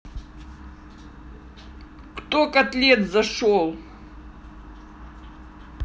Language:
Russian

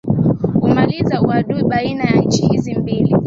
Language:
Swahili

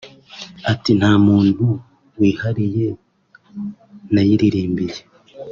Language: Kinyarwanda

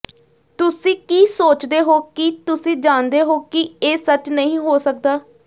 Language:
Punjabi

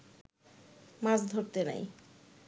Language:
Bangla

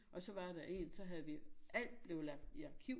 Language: Danish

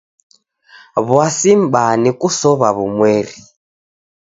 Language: Taita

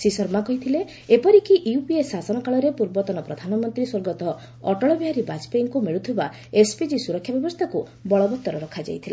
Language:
Odia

